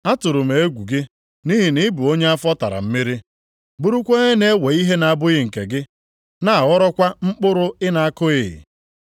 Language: Igbo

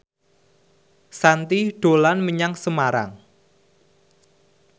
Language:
Javanese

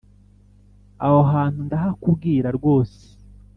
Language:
Kinyarwanda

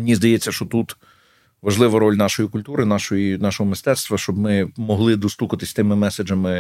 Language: Ukrainian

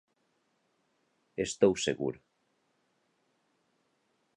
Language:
Galician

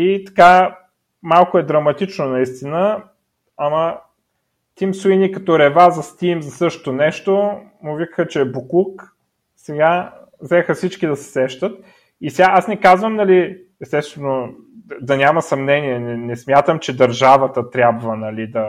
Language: Bulgarian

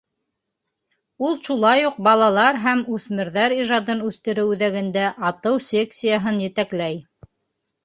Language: Bashkir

